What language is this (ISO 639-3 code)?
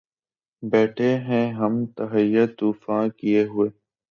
urd